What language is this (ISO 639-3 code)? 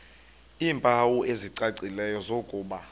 xho